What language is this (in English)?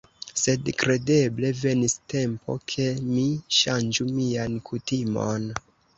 Esperanto